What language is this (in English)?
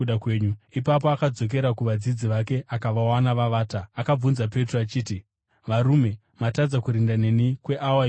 Shona